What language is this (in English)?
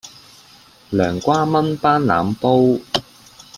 Cantonese